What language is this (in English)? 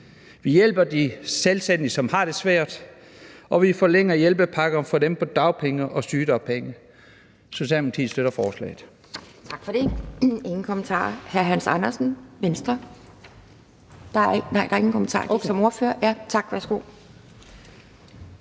Danish